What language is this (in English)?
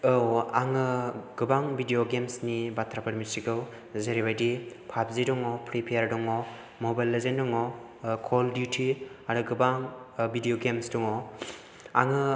Bodo